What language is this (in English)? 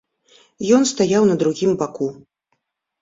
Belarusian